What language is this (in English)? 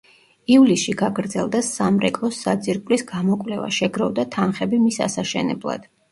Georgian